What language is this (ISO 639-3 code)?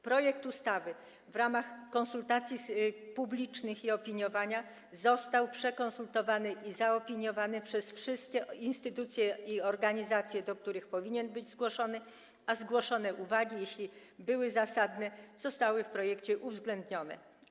pol